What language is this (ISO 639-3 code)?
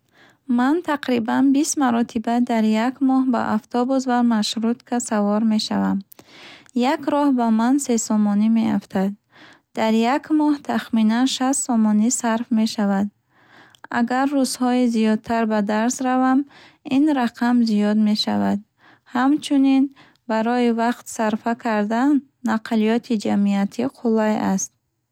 bhh